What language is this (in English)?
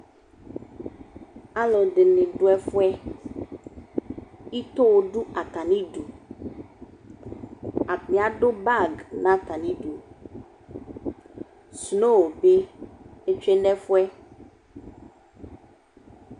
Ikposo